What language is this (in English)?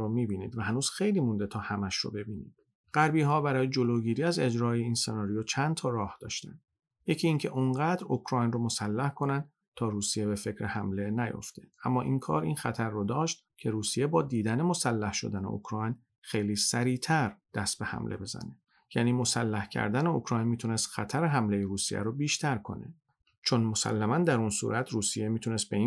Persian